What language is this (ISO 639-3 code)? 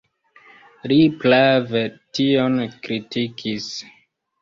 epo